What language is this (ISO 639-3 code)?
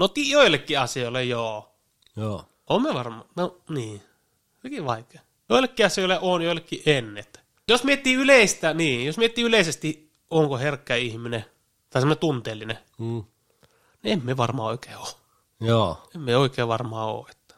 fin